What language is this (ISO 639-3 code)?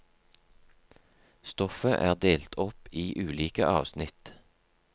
nor